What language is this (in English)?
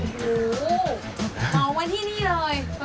Thai